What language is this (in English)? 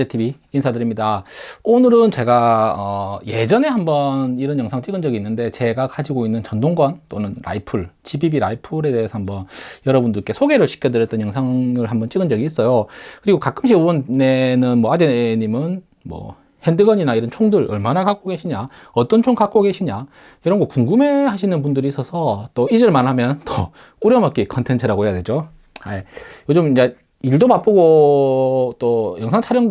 Korean